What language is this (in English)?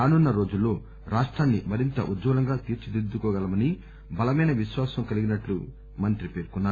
Telugu